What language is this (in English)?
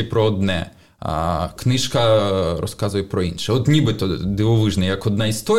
Ukrainian